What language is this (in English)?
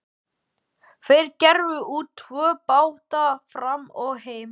Icelandic